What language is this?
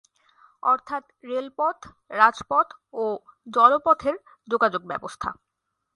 Bangla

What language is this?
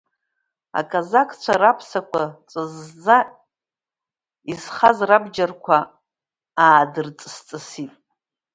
Abkhazian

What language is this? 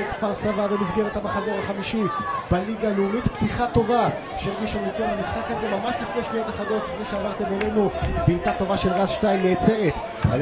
Hebrew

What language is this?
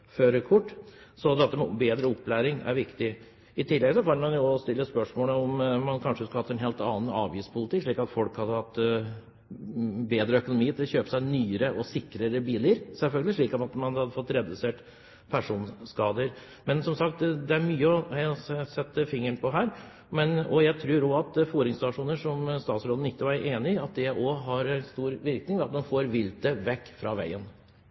Norwegian Bokmål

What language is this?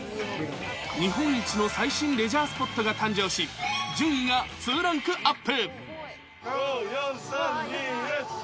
Japanese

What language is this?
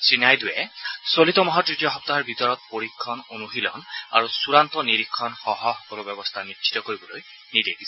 Assamese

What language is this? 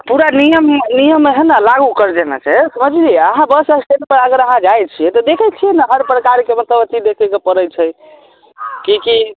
Maithili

